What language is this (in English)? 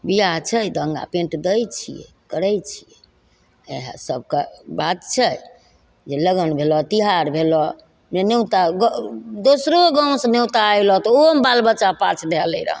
Maithili